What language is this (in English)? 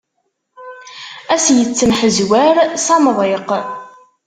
Kabyle